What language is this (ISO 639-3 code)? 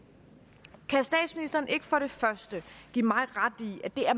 dan